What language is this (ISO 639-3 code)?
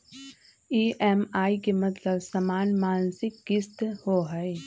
mag